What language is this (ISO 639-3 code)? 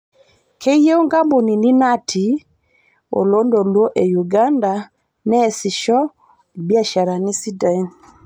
mas